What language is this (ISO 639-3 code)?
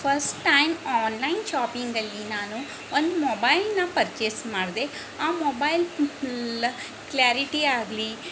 kan